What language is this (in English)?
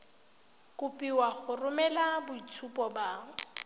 Tswana